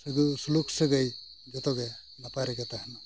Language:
Santali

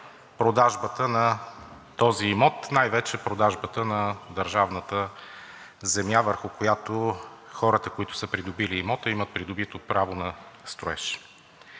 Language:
Bulgarian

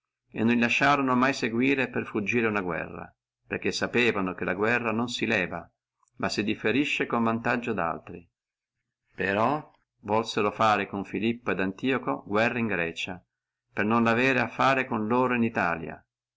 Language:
Italian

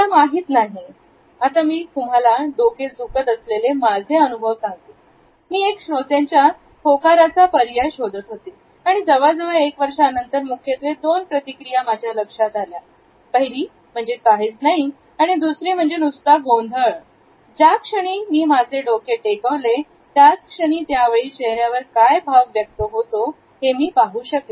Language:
Marathi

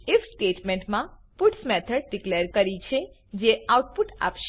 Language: Gujarati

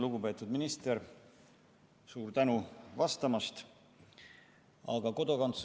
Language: Estonian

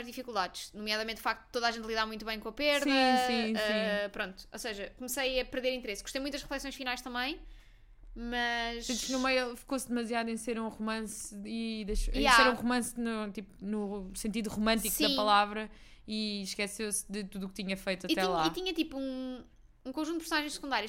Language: Portuguese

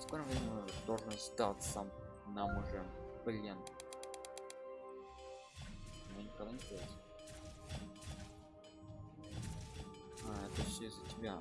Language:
Russian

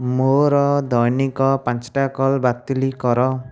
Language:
Odia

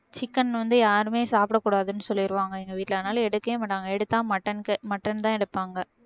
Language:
Tamil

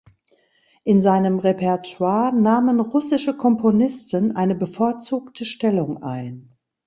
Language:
German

